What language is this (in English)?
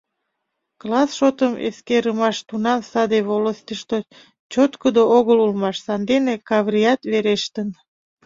Mari